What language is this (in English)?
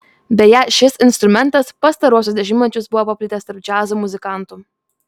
Lithuanian